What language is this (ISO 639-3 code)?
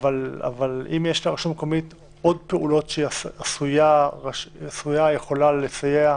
heb